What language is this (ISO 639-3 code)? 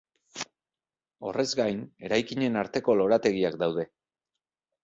eus